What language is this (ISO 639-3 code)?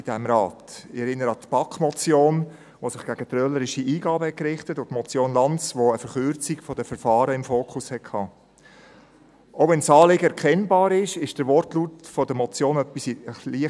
gsw